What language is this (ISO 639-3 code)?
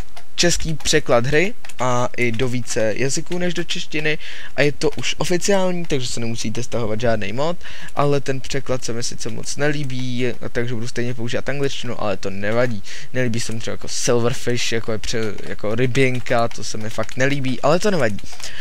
ces